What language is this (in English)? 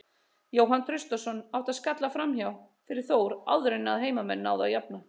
Icelandic